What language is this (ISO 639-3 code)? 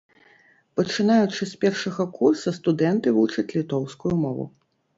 bel